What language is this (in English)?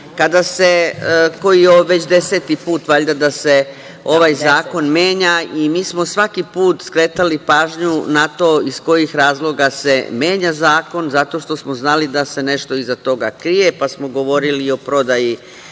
Serbian